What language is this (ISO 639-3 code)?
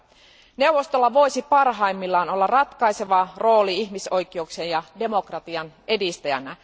fin